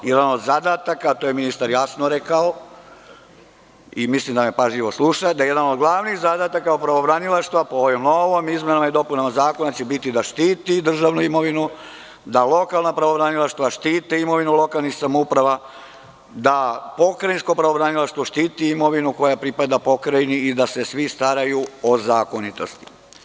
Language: Serbian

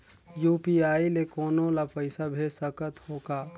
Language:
Chhattisgarhi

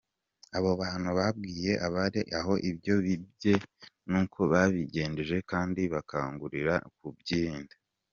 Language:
Kinyarwanda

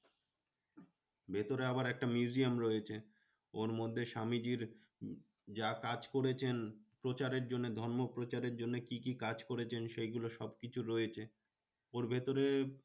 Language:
Bangla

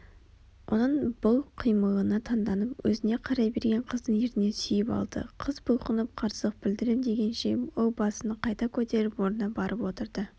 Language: Kazakh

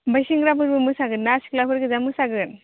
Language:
Bodo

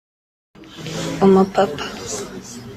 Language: Kinyarwanda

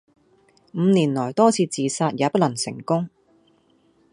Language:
Cantonese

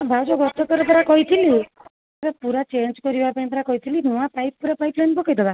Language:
Odia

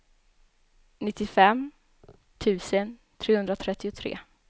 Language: Swedish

